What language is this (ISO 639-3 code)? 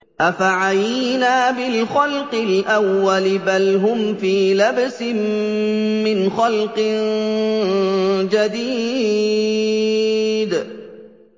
ara